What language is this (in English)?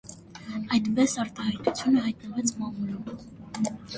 Armenian